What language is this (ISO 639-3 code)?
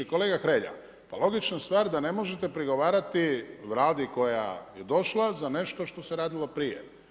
hrv